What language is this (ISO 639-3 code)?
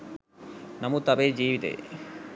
sin